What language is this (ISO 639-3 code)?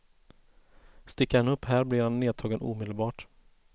swe